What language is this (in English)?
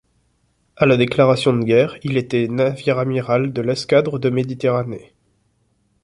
French